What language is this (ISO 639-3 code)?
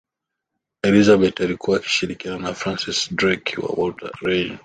swa